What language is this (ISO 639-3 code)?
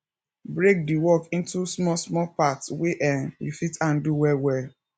pcm